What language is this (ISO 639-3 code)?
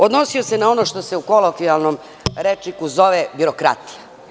srp